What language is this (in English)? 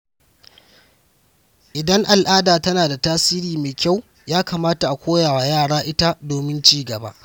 Hausa